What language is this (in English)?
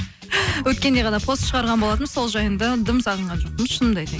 Kazakh